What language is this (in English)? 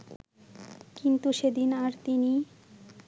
Bangla